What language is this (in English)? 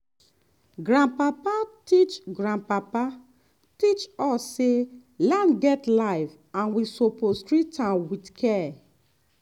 Nigerian Pidgin